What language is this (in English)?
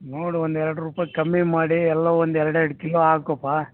Kannada